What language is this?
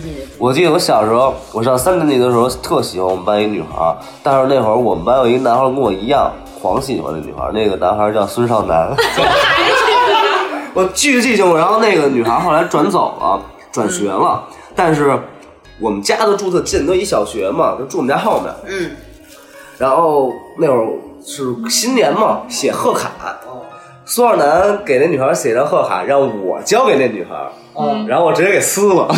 Chinese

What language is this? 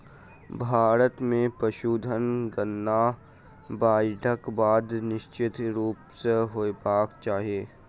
Maithili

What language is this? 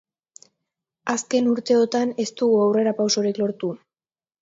Basque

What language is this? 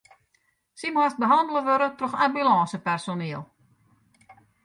Western Frisian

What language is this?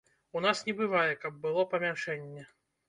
Belarusian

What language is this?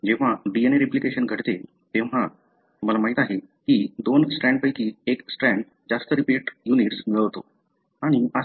Marathi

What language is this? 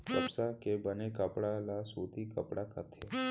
Chhattisgarhi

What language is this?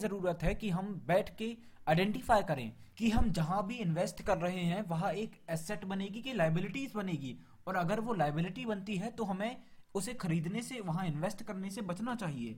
Hindi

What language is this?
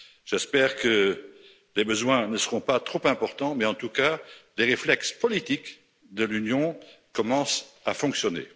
French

